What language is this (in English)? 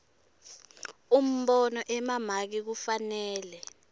Swati